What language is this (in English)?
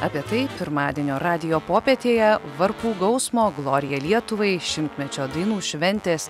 Lithuanian